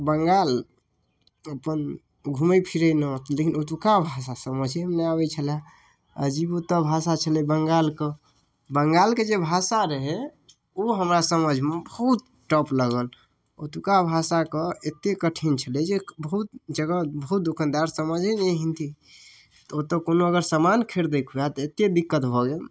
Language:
Maithili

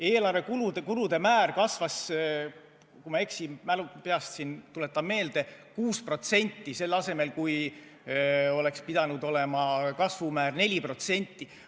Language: Estonian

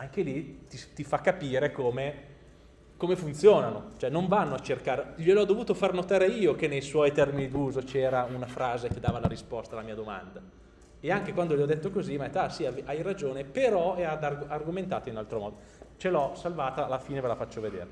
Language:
Italian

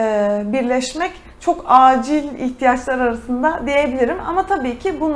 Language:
Turkish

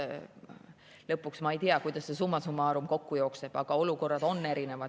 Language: Estonian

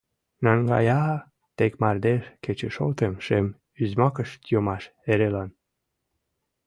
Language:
Mari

